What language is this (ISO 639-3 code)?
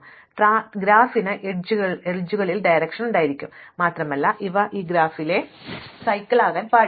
mal